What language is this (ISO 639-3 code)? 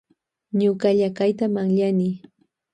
qvj